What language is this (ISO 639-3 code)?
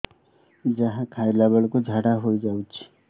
ori